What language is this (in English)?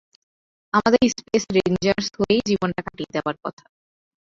Bangla